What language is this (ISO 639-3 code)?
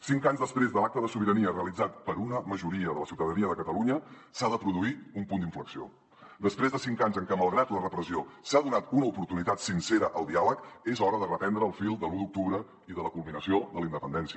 cat